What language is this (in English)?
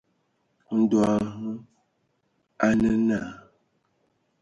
Ewondo